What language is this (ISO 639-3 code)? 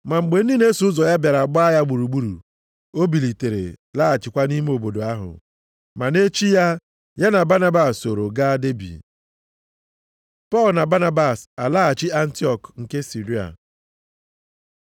ibo